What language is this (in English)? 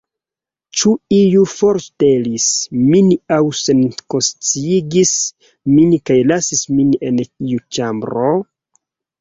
Esperanto